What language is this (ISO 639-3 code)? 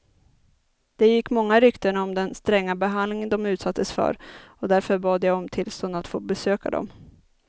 swe